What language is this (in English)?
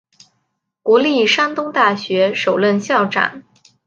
Chinese